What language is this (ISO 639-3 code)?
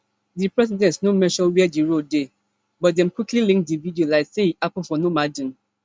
pcm